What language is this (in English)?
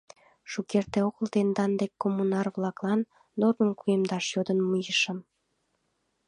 Mari